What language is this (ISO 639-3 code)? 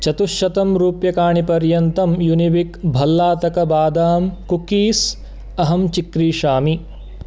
san